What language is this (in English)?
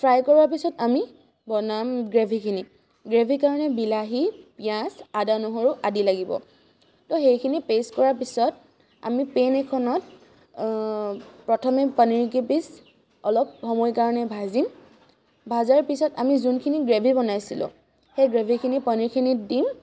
Assamese